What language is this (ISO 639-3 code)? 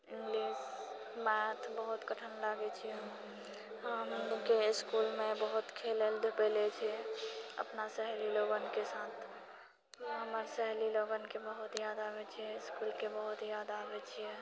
mai